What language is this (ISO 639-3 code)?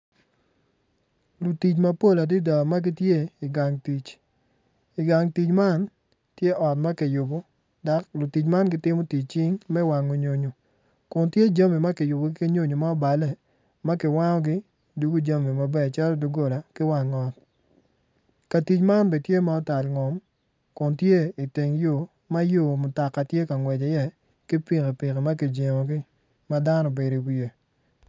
ach